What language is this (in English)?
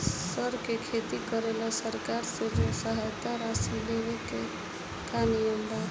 Bhojpuri